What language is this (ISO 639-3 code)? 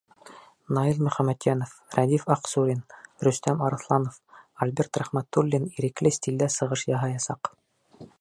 bak